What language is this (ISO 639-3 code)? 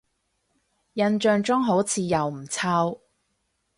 yue